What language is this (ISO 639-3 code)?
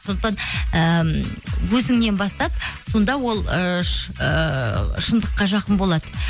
kaz